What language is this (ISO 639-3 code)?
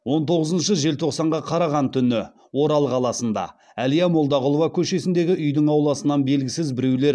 kaz